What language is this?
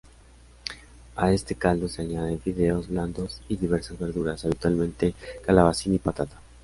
Spanish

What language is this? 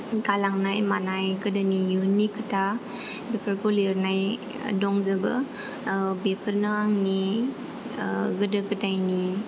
Bodo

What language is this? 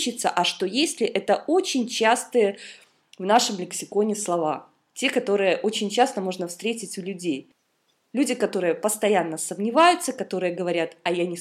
Russian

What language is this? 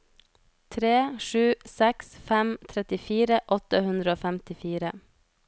Norwegian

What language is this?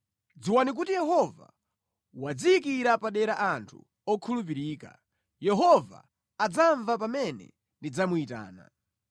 Nyanja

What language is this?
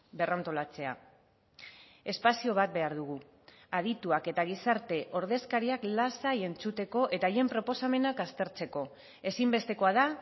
Basque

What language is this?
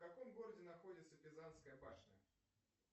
Russian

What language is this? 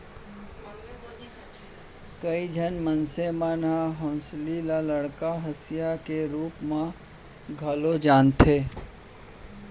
Chhattisgarhi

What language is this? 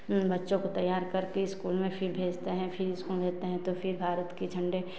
Hindi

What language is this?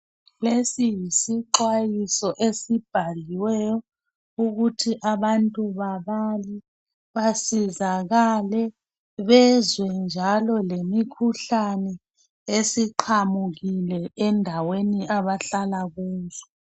North Ndebele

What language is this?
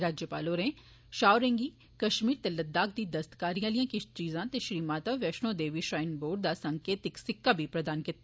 Dogri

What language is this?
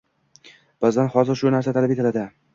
Uzbek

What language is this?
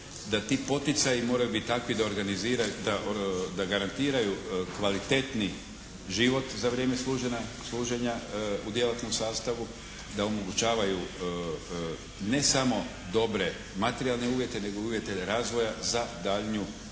Croatian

